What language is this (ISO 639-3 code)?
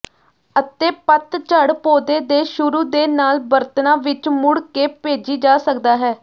pan